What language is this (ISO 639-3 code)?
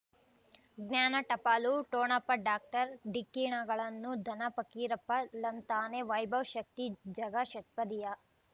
kan